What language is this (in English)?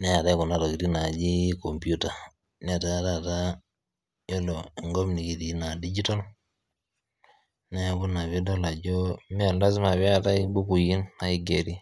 Masai